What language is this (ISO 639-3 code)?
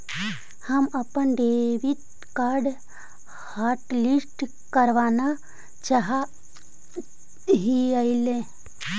mag